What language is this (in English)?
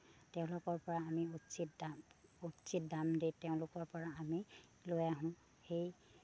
Assamese